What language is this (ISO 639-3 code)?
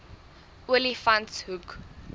afr